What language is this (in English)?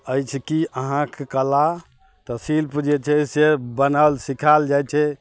Maithili